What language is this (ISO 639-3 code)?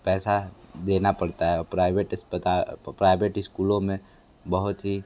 hin